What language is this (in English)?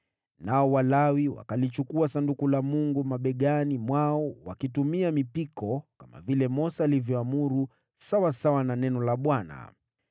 Swahili